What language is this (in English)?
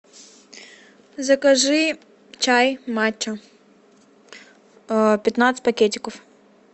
Russian